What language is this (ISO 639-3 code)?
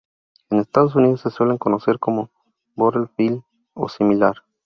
spa